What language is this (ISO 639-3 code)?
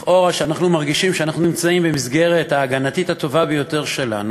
heb